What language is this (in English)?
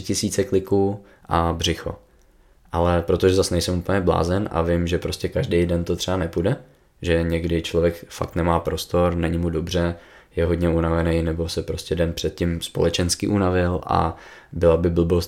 Czech